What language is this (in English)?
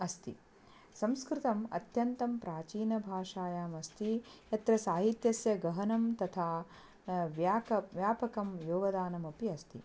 Sanskrit